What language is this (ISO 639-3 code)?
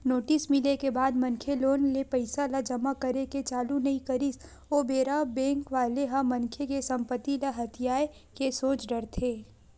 hne